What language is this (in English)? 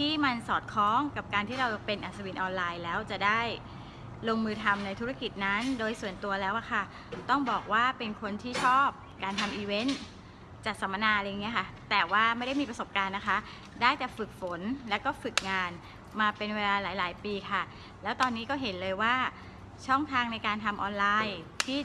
Thai